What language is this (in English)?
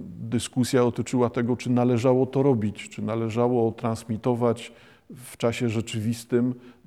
Polish